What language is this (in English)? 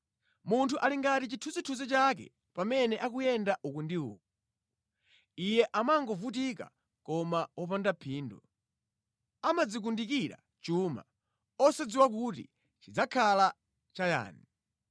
Nyanja